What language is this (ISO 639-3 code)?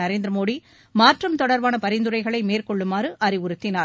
tam